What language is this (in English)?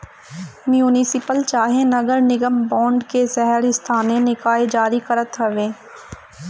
Bhojpuri